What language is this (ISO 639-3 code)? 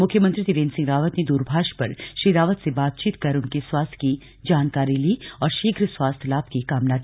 hin